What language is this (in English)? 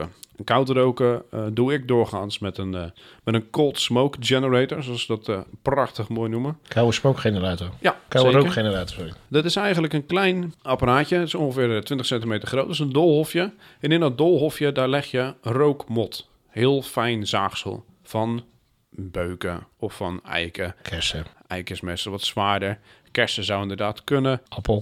Dutch